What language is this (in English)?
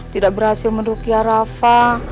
Indonesian